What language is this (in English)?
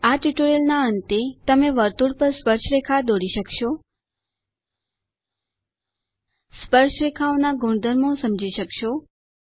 Gujarati